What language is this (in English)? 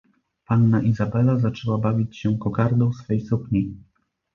Polish